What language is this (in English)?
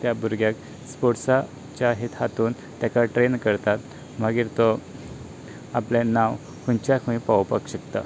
Konkani